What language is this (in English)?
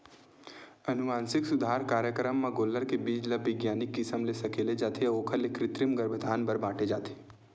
Chhattisgarhi